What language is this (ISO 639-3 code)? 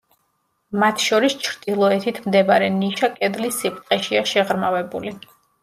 kat